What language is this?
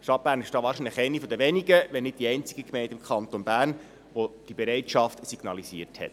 Swiss German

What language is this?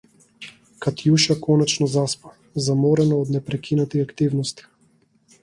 Macedonian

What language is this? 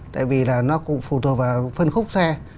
Vietnamese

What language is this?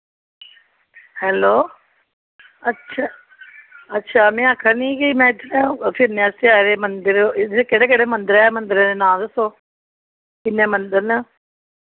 Dogri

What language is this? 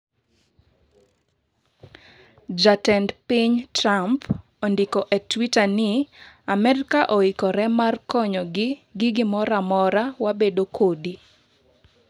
Luo (Kenya and Tanzania)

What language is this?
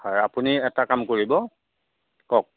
Assamese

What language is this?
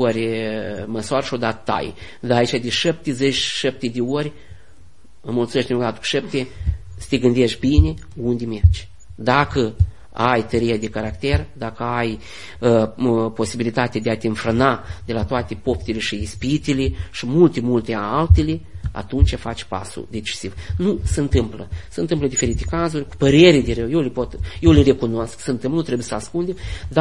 Romanian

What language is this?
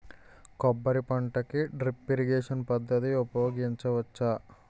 Telugu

